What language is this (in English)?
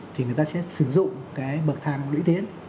Vietnamese